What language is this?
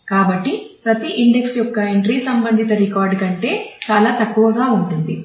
Telugu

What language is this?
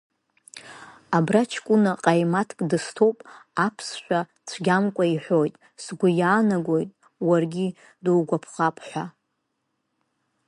Abkhazian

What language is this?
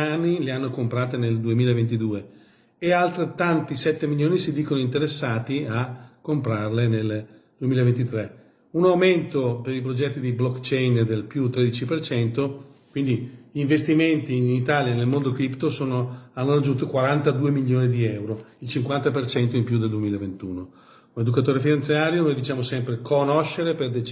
Italian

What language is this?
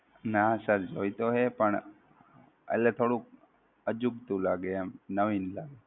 Gujarati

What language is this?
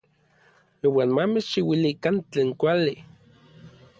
Orizaba Nahuatl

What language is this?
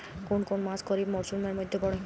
Bangla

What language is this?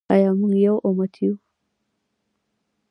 Pashto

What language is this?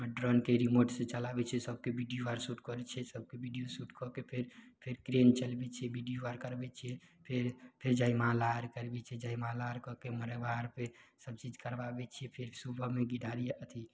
Maithili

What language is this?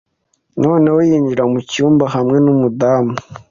Kinyarwanda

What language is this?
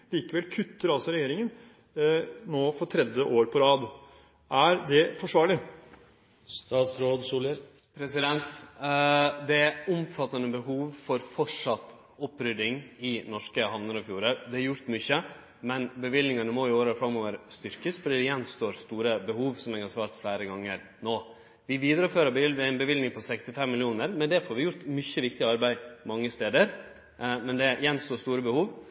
Norwegian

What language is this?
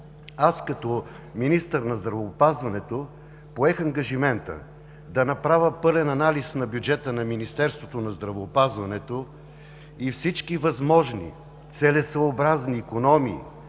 Bulgarian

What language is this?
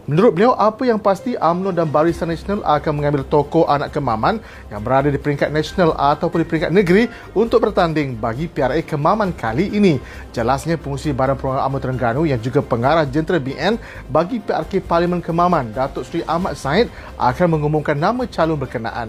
Malay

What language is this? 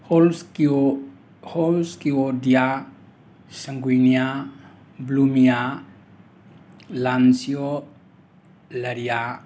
Manipuri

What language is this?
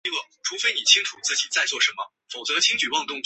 Chinese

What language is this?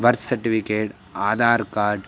Sanskrit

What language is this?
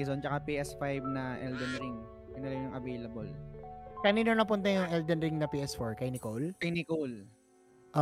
Filipino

